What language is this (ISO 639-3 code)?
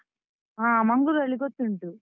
kan